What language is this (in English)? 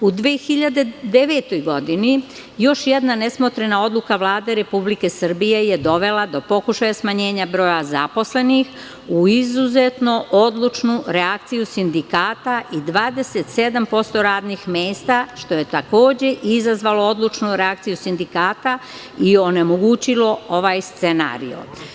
Serbian